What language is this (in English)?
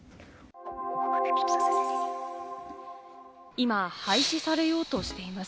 Japanese